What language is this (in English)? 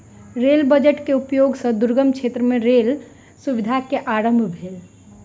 Maithili